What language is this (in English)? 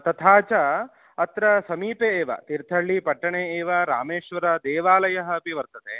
Sanskrit